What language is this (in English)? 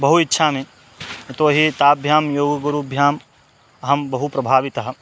Sanskrit